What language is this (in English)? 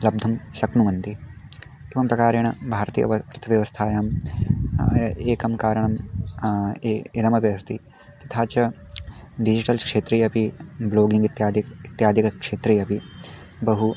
Sanskrit